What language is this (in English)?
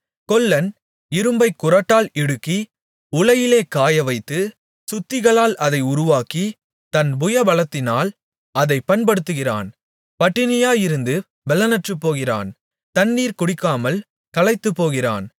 Tamil